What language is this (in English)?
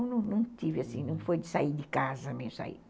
Portuguese